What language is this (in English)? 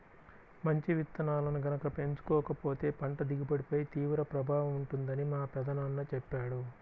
Telugu